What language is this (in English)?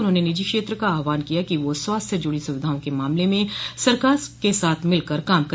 Hindi